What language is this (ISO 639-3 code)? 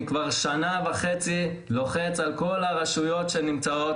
heb